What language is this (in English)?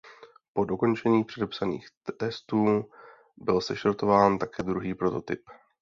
Czech